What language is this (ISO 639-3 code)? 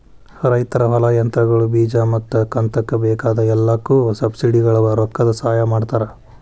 kan